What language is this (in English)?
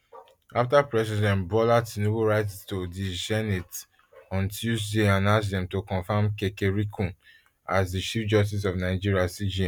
Nigerian Pidgin